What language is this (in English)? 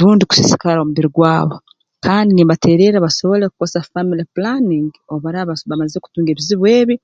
Tooro